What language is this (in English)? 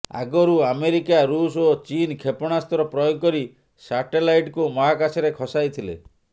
Odia